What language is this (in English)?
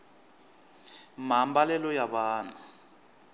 Tsonga